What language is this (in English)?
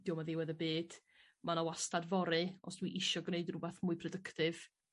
Welsh